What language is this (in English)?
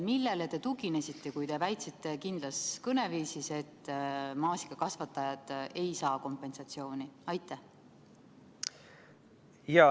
Estonian